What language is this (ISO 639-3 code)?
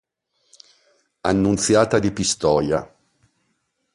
ita